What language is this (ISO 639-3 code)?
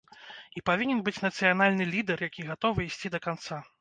bel